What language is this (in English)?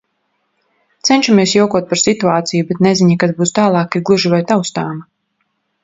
Latvian